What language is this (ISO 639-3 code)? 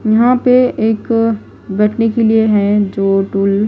hin